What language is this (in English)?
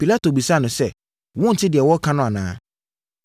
Akan